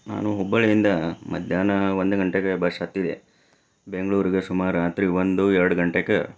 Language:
Kannada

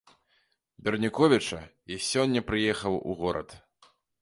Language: Belarusian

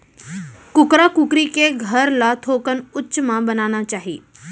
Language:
Chhattisgarhi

